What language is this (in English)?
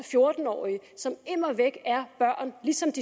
Danish